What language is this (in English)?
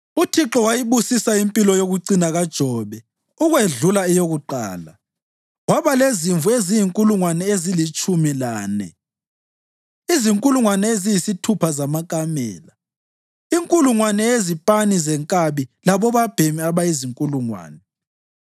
North Ndebele